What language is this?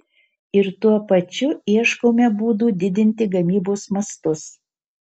Lithuanian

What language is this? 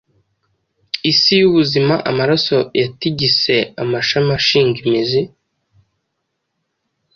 Kinyarwanda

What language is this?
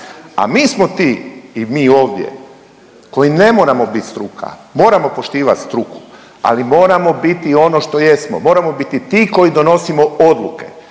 Croatian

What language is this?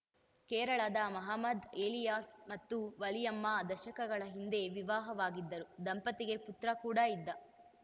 Kannada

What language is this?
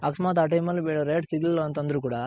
Kannada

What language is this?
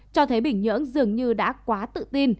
Vietnamese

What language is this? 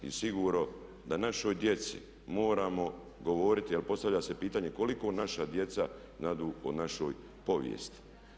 Croatian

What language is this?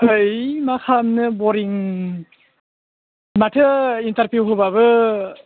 Bodo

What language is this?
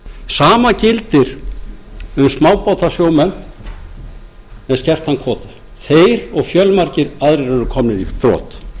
Icelandic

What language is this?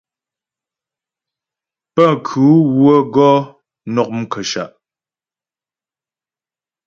Ghomala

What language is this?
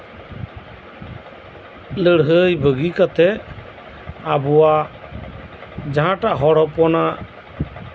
Santali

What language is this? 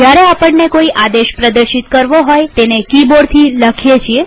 Gujarati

